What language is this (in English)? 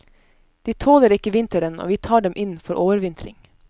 Norwegian